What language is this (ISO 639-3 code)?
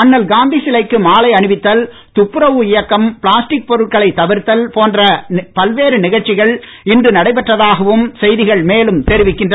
tam